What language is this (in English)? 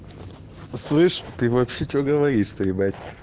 Russian